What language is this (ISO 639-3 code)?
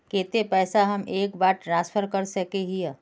mag